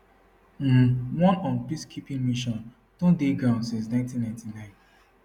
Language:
Nigerian Pidgin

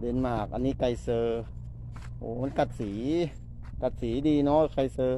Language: Thai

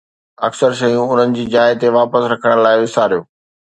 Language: Sindhi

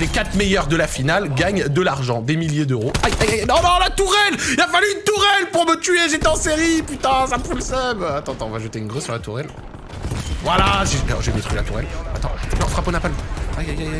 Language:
French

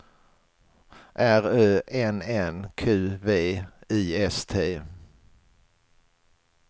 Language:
Swedish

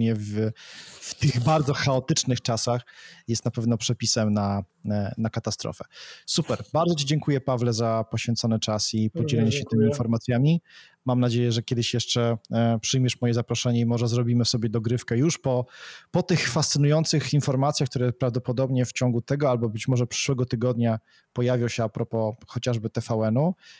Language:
Polish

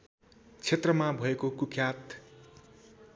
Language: Nepali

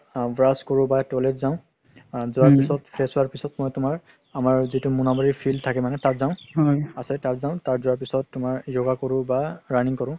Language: Assamese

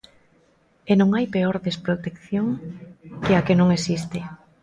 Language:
Galician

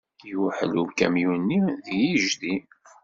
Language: Kabyle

